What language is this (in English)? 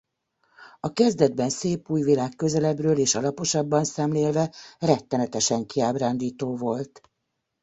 Hungarian